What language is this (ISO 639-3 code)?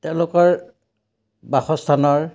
asm